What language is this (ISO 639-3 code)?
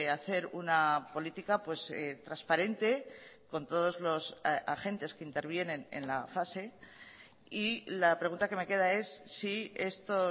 spa